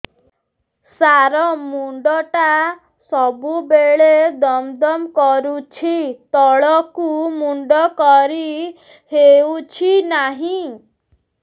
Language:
Odia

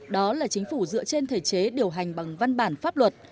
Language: Vietnamese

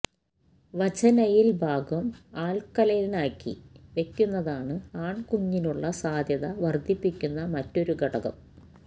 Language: Malayalam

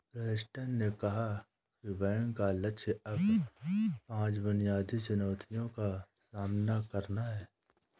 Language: Hindi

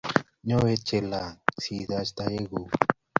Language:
Kalenjin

